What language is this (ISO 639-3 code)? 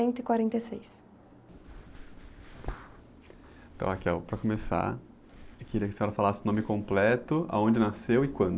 por